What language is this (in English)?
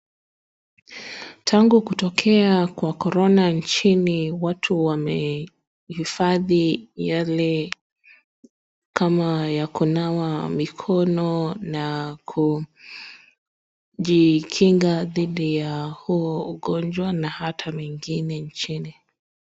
Swahili